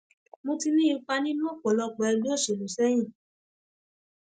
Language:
Yoruba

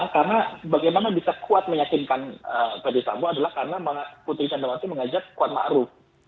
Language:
Indonesian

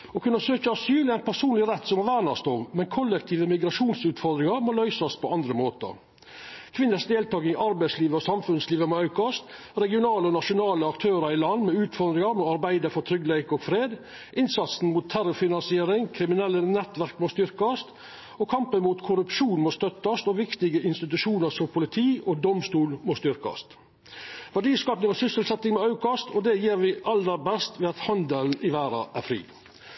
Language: Norwegian Nynorsk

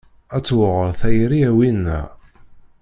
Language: Kabyle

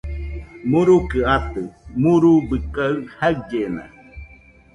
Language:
Nüpode Huitoto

